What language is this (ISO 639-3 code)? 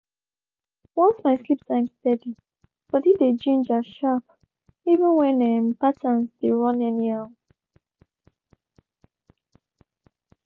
pcm